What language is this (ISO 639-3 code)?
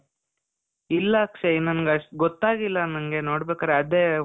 kan